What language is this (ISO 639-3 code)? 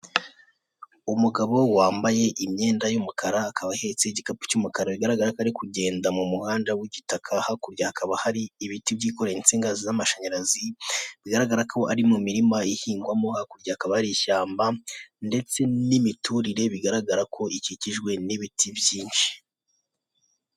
kin